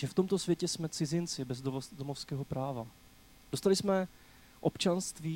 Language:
Czech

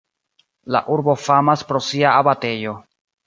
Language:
Esperanto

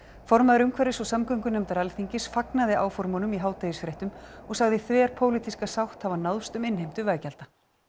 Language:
Icelandic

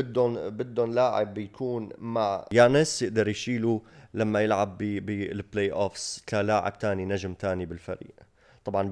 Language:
Arabic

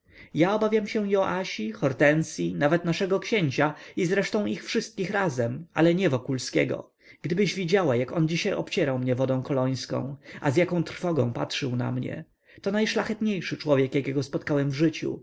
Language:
Polish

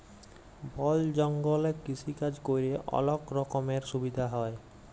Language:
Bangla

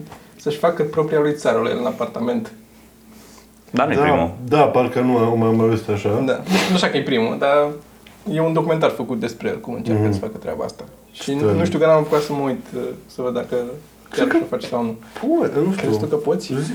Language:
Romanian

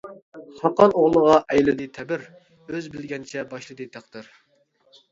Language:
Uyghur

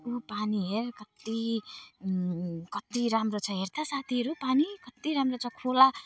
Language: Nepali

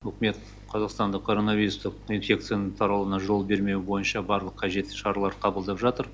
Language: Kazakh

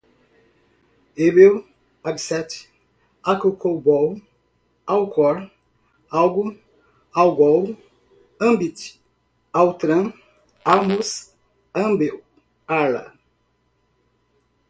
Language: Portuguese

